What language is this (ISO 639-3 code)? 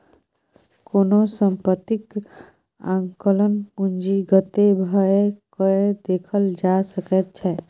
mai